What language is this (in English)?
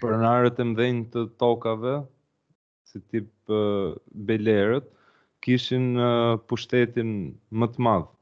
Romanian